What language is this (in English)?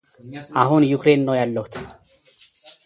Amharic